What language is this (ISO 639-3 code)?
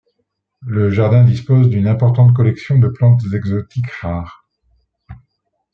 fra